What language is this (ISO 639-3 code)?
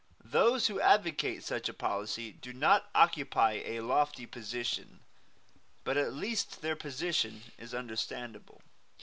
eng